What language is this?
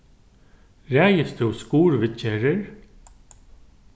Faroese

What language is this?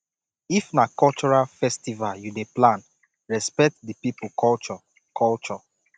Nigerian Pidgin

